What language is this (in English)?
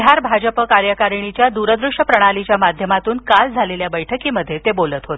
Marathi